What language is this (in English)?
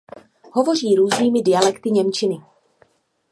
Czech